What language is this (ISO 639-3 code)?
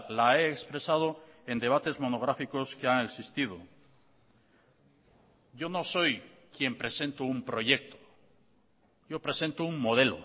spa